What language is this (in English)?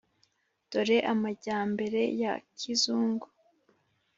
Kinyarwanda